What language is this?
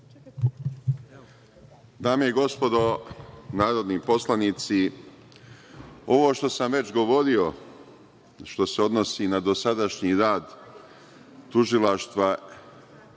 Serbian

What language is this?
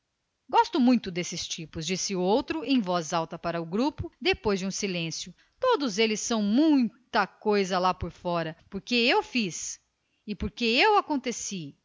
Portuguese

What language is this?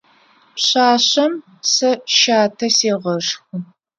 Adyghe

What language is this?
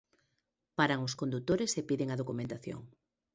Galician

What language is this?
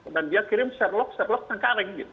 Indonesian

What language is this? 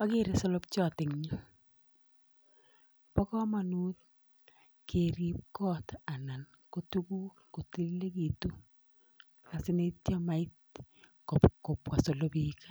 Kalenjin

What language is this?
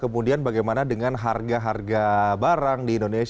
Indonesian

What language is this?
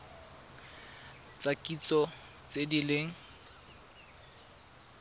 Tswana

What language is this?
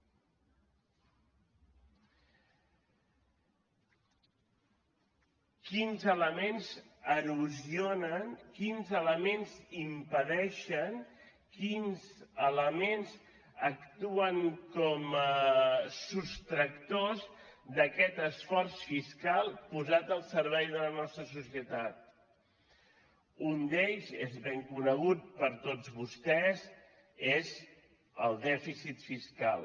Catalan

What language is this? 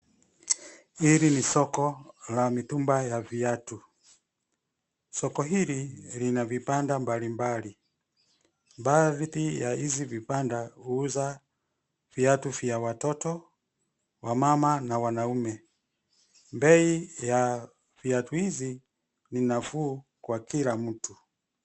Swahili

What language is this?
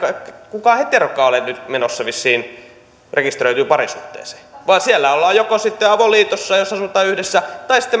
Finnish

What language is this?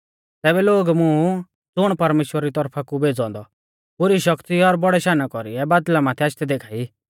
Mahasu Pahari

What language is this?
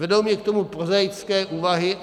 Czech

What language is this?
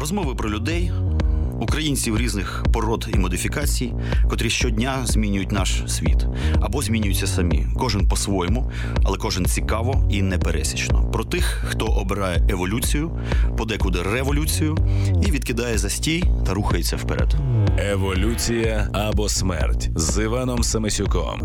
Ukrainian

